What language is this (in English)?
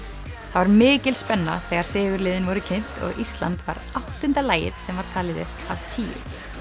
Icelandic